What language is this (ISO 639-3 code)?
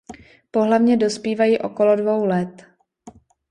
ces